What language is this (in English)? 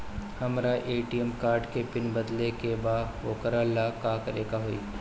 Bhojpuri